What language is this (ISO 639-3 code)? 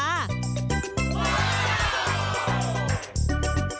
tha